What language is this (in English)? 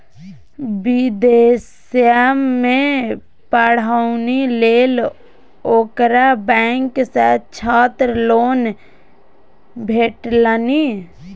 Maithili